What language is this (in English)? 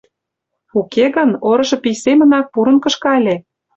Mari